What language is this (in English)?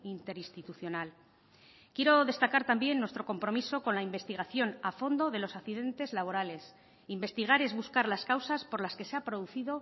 Spanish